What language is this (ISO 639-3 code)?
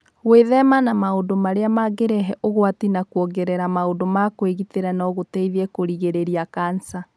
kik